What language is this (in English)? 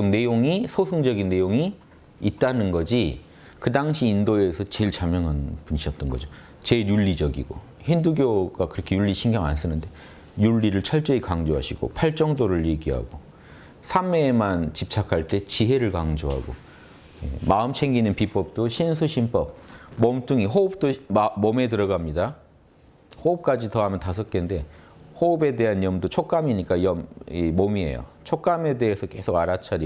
Korean